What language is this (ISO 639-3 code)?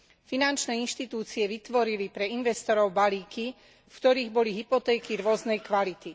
slk